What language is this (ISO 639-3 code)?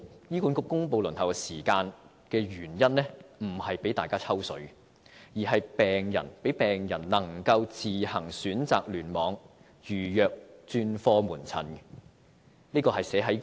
yue